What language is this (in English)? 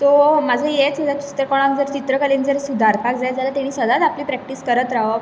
Konkani